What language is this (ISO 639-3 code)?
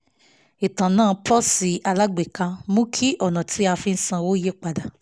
yor